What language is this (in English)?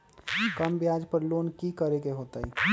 Magahi